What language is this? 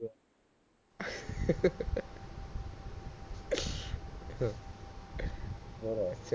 Punjabi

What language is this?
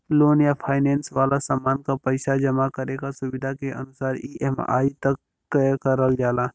Bhojpuri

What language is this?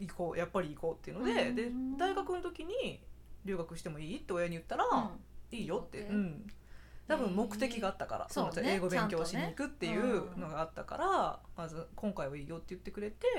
Japanese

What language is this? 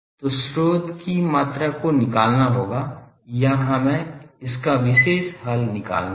Hindi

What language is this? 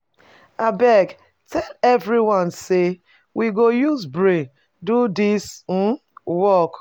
Nigerian Pidgin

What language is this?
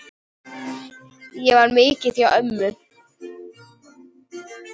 Icelandic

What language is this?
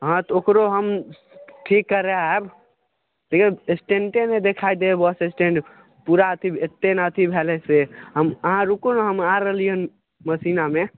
Maithili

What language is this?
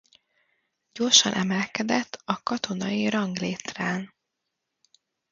Hungarian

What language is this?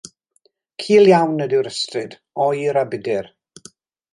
Welsh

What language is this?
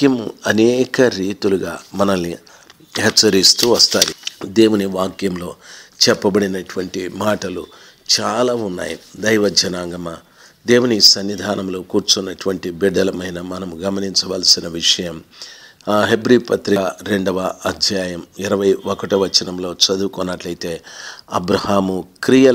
Romanian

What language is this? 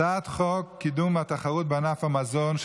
Hebrew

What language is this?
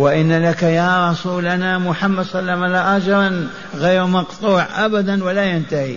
Arabic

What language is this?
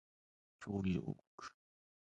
Japanese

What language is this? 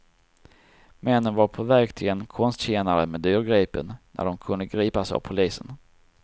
Swedish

